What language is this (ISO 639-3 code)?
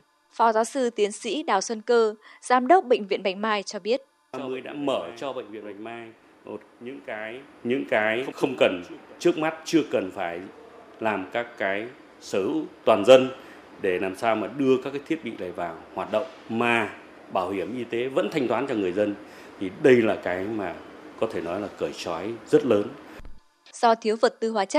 vie